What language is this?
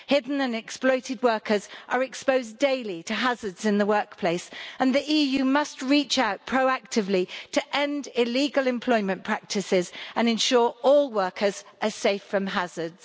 English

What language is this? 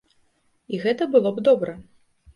Belarusian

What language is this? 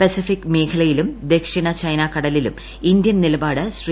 Malayalam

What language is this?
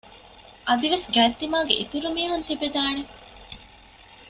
Divehi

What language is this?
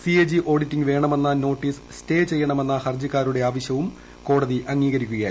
Malayalam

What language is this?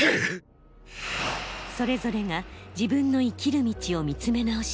Japanese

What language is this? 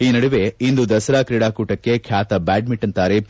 Kannada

